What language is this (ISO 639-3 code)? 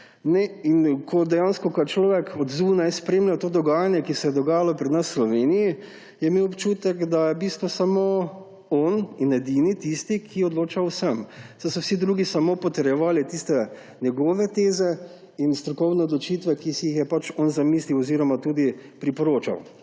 slv